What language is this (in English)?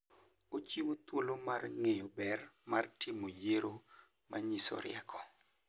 Luo (Kenya and Tanzania)